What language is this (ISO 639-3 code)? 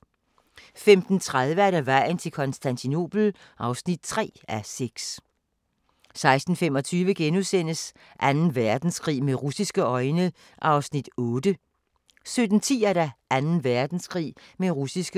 dan